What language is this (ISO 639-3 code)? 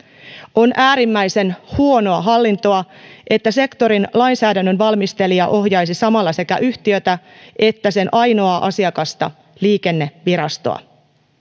fin